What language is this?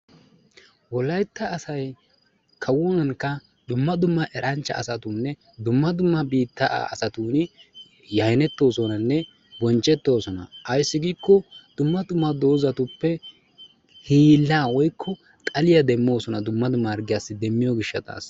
Wolaytta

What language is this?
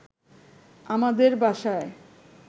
Bangla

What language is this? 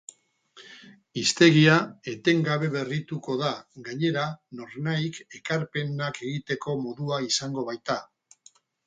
Basque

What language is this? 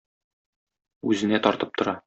Tatar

